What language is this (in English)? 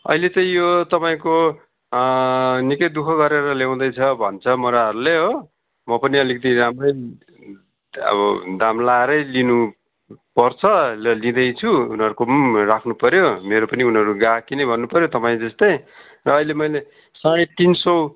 Nepali